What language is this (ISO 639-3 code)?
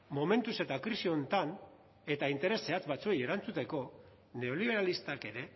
eus